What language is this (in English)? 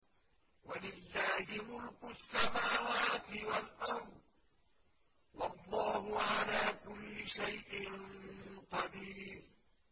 Arabic